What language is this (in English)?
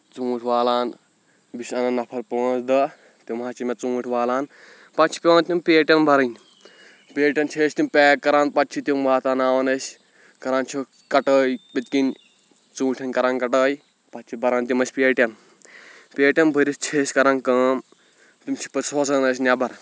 Kashmiri